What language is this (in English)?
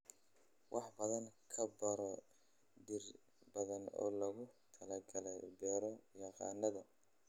Somali